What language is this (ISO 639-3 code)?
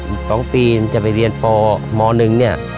tha